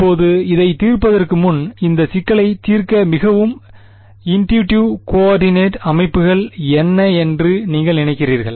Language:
Tamil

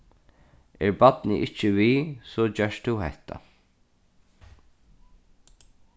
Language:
Faroese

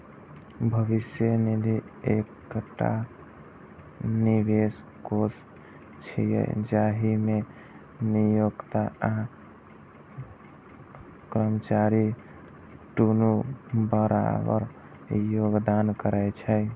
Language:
Maithili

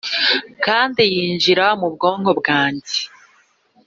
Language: Kinyarwanda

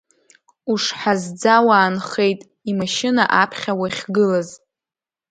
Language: Abkhazian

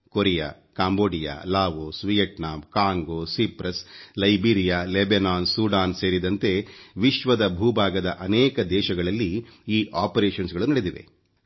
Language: Kannada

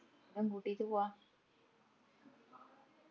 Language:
Malayalam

